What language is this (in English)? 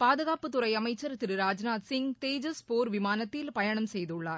Tamil